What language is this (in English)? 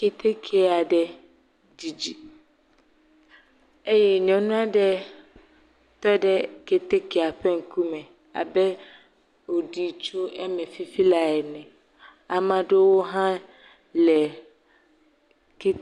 Ewe